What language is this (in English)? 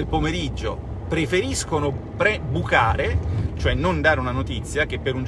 Italian